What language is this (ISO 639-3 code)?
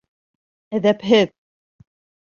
bak